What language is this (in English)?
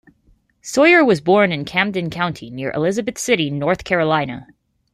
English